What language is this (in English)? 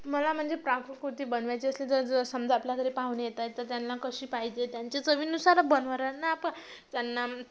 Marathi